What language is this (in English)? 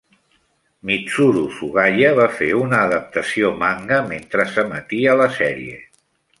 Catalan